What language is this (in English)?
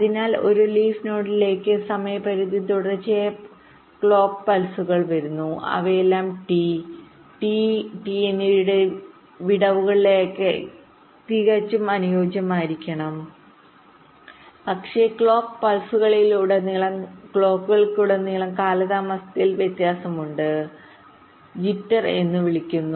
Malayalam